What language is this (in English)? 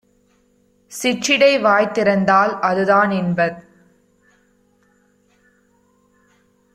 Tamil